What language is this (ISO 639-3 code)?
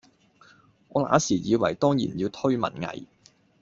yue